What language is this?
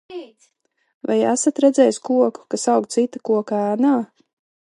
Latvian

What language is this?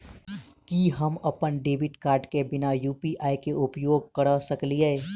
Maithili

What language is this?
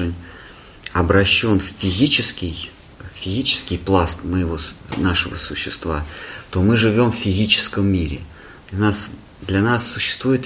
Russian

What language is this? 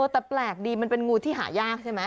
Thai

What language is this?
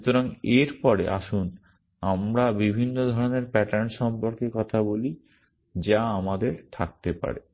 Bangla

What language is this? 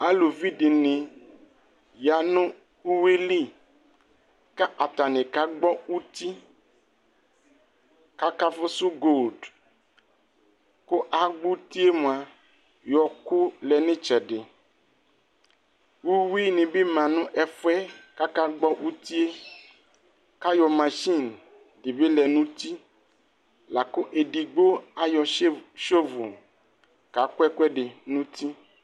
Ikposo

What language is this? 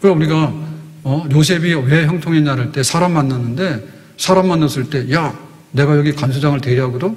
Korean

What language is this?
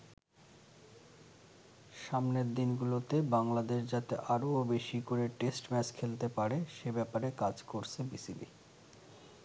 Bangla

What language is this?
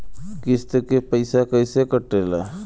Bhojpuri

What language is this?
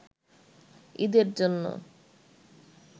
Bangla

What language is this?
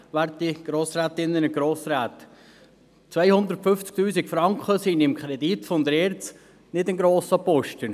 Swiss German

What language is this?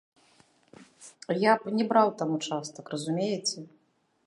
Belarusian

